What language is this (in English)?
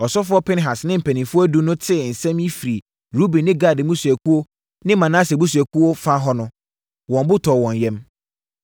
Akan